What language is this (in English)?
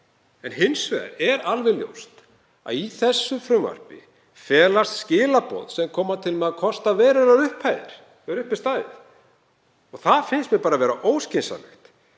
Icelandic